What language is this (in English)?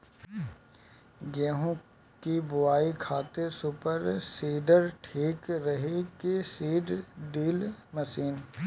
Bhojpuri